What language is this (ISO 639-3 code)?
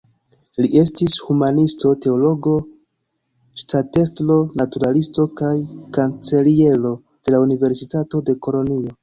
epo